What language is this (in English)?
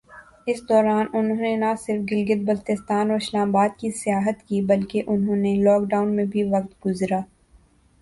Urdu